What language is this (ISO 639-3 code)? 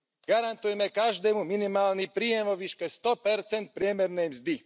slk